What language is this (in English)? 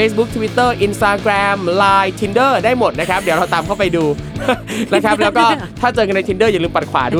Thai